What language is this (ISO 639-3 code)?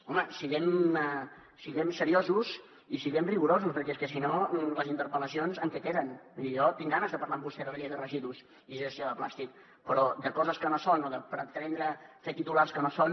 cat